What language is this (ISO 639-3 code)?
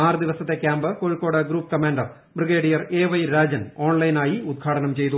mal